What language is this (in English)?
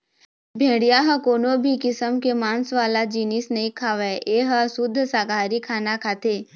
Chhattisgarhi